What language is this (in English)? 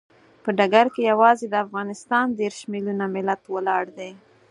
Pashto